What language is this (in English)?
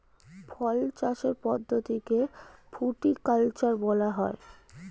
Bangla